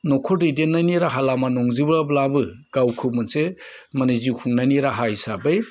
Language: Bodo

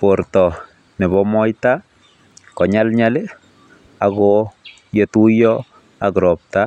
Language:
Kalenjin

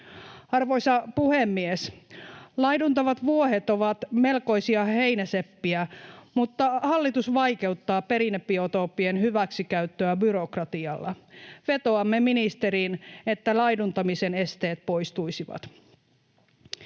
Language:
Finnish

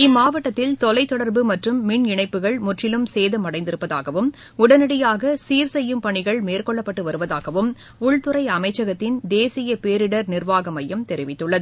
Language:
Tamil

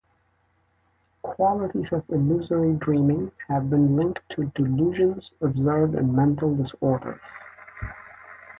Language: English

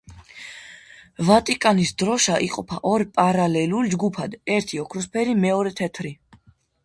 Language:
Georgian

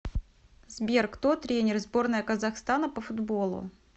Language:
Russian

